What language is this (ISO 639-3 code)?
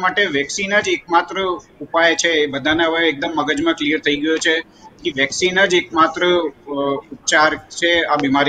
hin